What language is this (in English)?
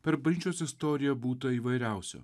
Lithuanian